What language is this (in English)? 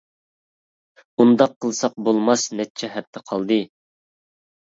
Uyghur